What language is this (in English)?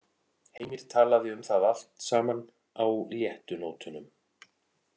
Icelandic